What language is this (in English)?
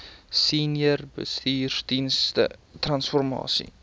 Afrikaans